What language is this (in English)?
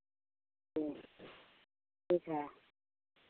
Hindi